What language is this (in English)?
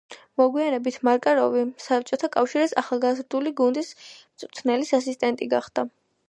Georgian